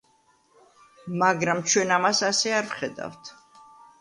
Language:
Georgian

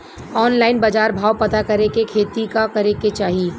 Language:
Bhojpuri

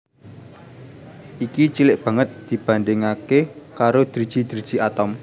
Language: Javanese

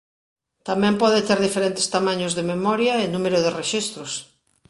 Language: Galician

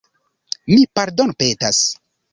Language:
Esperanto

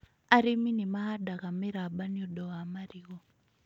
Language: Kikuyu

